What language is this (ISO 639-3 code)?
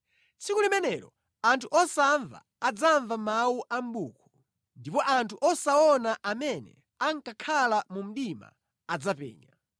nya